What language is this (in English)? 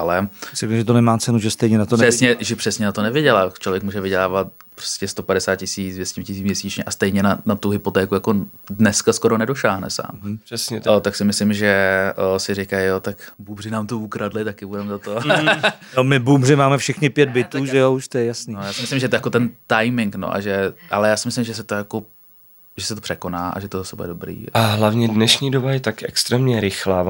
Czech